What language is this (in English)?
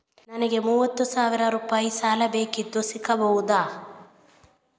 Kannada